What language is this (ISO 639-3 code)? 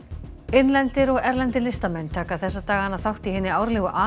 isl